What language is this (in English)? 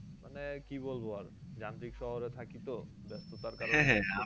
Bangla